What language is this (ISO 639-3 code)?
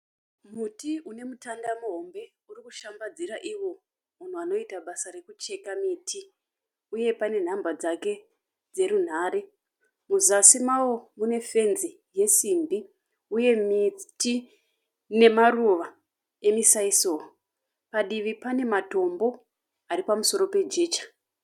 sna